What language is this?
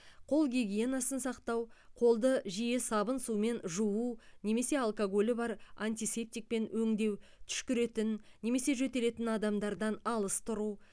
Kazakh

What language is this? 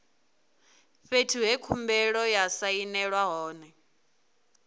Venda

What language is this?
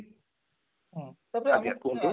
Odia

